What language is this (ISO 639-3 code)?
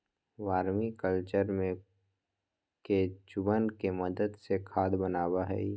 mag